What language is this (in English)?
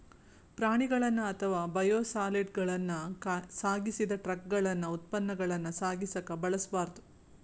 Kannada